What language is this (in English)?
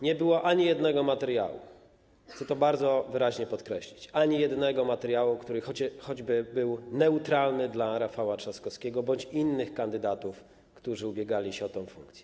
Polish